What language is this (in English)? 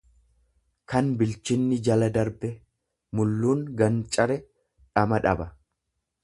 Oromo